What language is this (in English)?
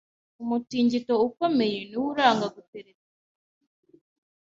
Kinyarwanda